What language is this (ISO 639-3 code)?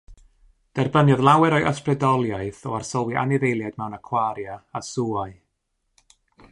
cym